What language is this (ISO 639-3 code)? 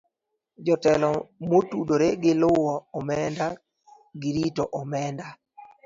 luo